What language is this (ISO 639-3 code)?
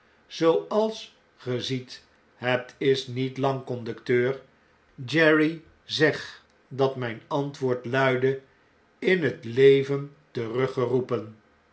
nld